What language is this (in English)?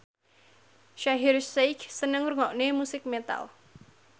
Javanese